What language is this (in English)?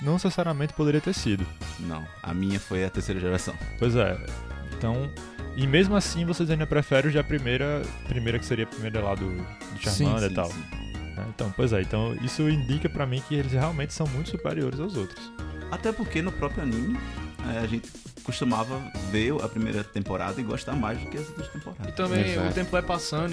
Portuguese